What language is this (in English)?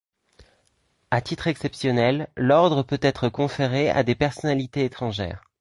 French